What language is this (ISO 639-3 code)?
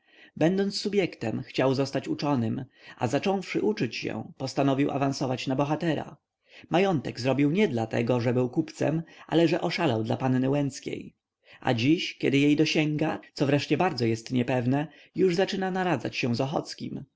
pol